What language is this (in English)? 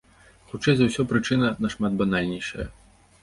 Belarusian